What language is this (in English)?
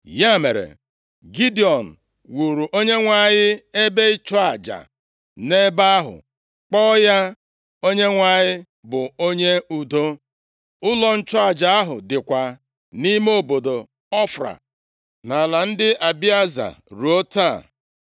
Igbo